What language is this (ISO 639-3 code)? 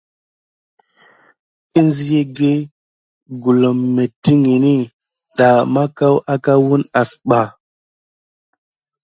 gid